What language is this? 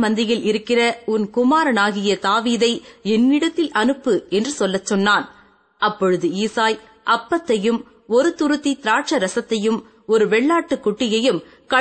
Tamil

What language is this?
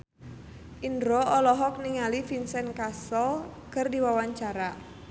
Sundanese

